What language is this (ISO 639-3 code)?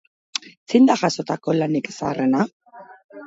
eus